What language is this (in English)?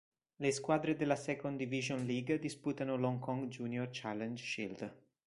Italian